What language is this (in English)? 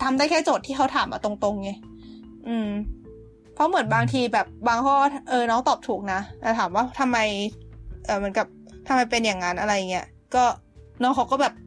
Thai